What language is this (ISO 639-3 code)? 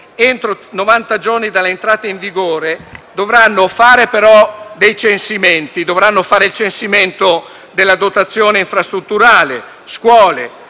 ita